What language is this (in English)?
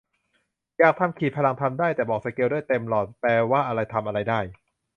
Thai